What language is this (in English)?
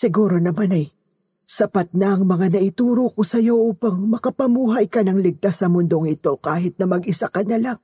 Filipino